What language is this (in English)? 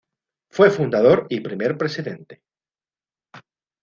Spanish